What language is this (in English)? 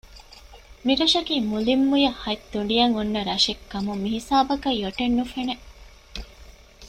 Divehi